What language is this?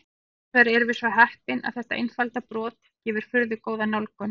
Icelandic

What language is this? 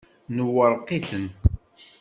Kabyle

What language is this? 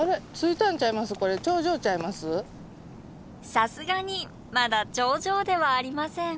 Japanese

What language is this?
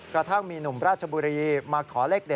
Thai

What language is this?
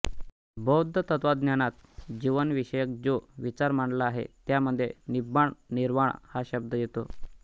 Marathi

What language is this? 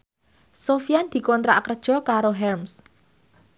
Javanese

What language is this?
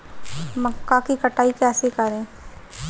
Hindi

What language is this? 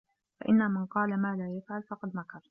Arabic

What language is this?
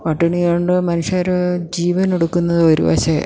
Malayalam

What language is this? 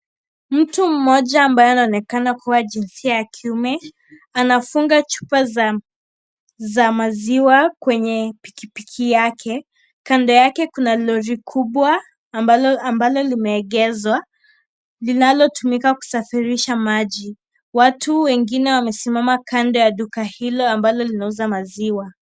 Swahili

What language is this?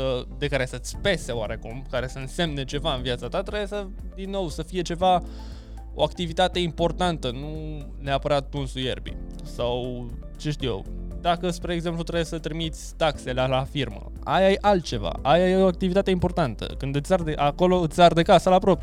Romanian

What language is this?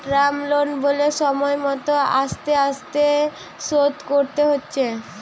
Bangla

